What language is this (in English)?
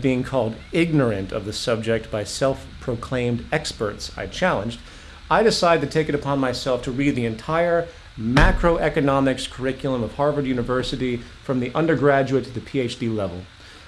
English